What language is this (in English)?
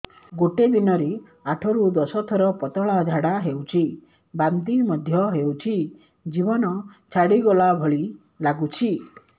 Odia